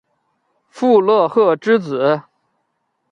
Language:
Chinese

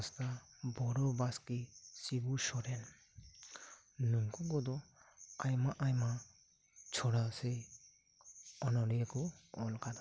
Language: Santali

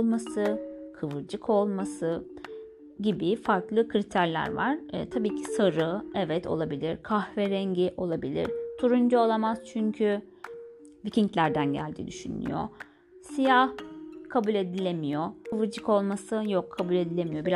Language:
Turkish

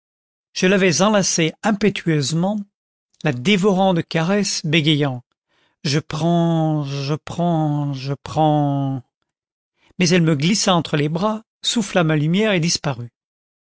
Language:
French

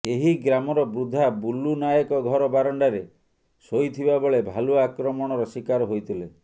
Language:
Odia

